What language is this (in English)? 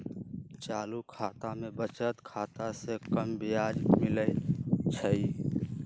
Magahi